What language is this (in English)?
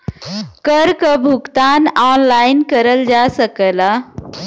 Bhojpuri